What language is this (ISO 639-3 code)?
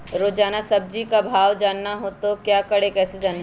mag